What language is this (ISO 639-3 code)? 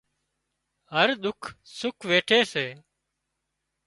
kxp